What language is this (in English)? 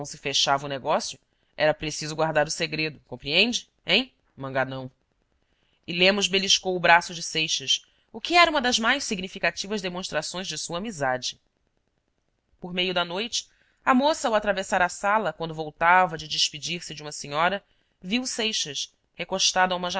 Portuguese